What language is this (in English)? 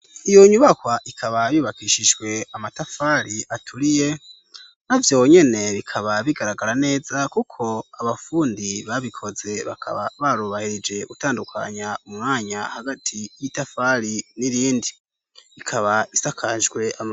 Rundi